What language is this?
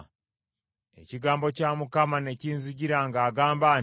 Ganda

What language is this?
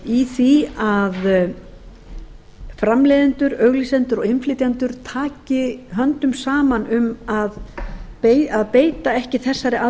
Icelandic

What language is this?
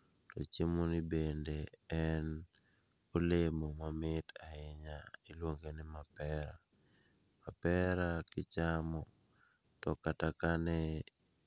Luo (Kenya and Tanzania)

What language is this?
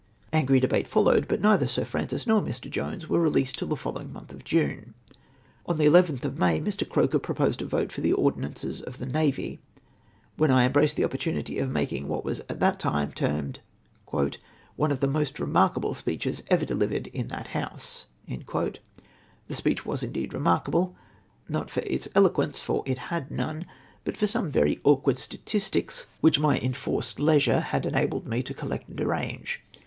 English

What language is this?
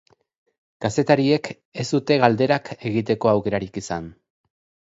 Basque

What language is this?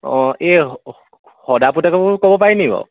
Assamese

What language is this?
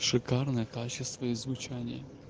Russian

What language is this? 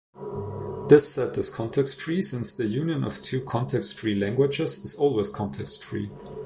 English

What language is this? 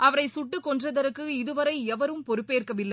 Tamil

